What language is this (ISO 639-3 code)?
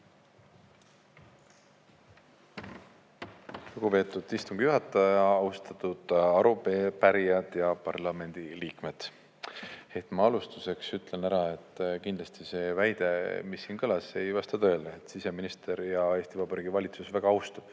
est